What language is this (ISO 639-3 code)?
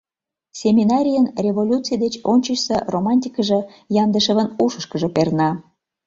chm